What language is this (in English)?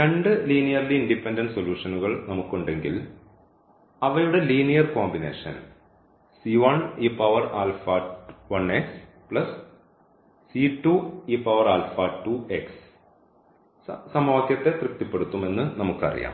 Malayalam